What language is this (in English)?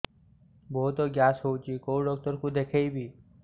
Odia